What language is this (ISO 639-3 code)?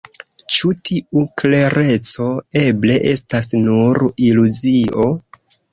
epo